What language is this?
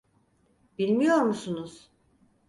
Turkish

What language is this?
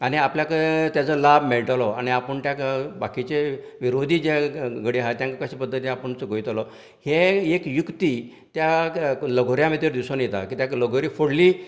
Konkani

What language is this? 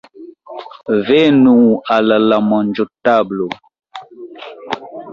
Esperanto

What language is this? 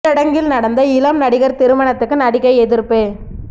Tamil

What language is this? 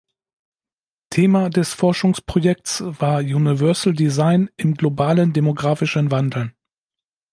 German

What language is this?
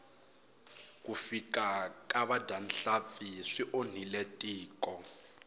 Tsonga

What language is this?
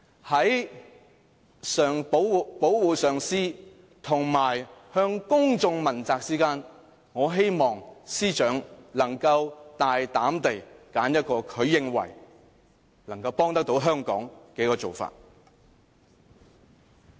Cantonese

